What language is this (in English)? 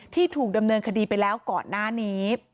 Thai